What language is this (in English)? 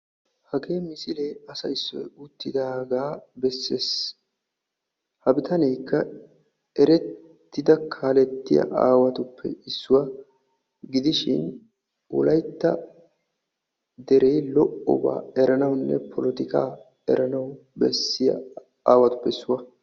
Wolaytta